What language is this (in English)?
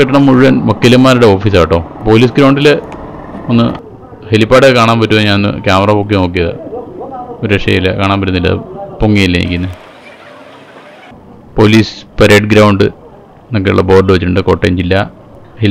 Malayalam